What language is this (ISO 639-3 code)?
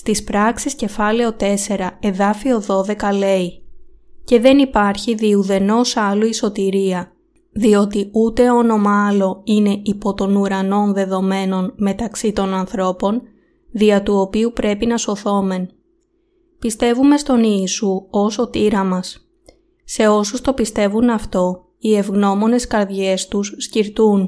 ell